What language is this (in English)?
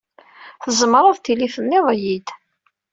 Kabyle